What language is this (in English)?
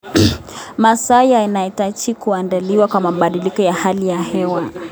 Kalenjin